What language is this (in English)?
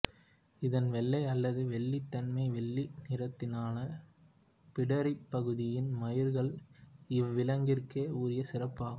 Tamil